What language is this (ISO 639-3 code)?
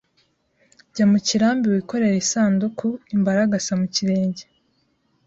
kin